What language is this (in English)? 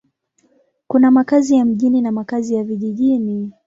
Swahili